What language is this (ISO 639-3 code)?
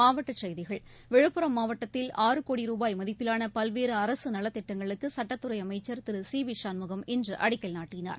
tam